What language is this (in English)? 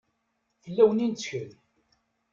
Kabyle